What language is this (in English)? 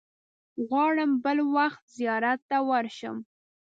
Pashto